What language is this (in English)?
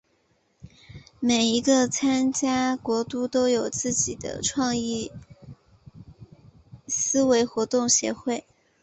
Chinese